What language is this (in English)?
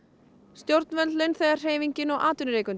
Icelandic